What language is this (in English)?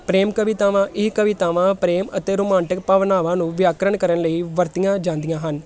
Punjabi